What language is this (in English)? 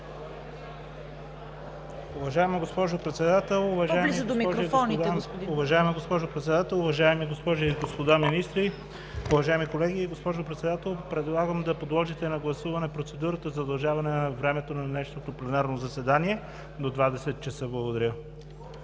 Bulgarian